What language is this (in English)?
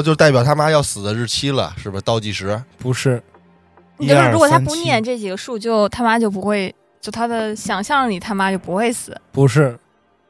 Chinese